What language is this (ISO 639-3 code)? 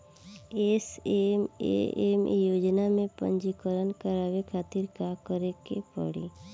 bho